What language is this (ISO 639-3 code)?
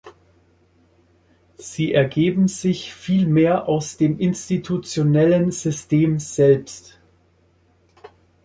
deu